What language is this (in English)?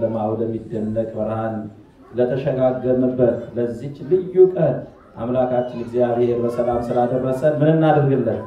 Arabic